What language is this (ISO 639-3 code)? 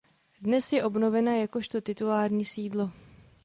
ces